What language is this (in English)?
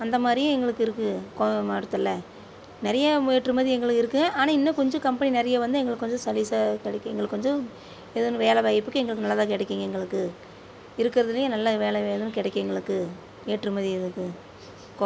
Tamil